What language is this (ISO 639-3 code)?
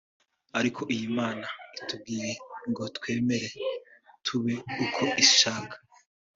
kin